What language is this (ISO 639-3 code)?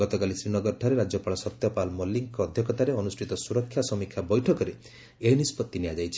ori